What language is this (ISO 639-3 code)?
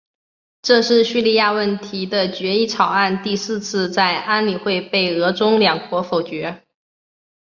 zho